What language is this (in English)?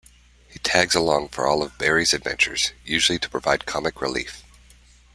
English